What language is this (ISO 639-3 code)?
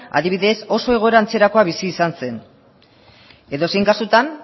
eus